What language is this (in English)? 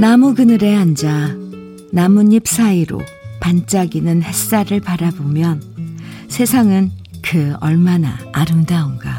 Korean